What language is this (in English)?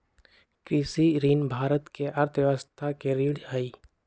Magahi